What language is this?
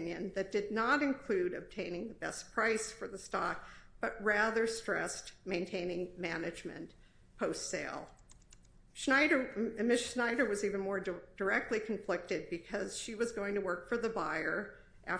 English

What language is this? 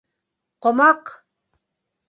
Bashkir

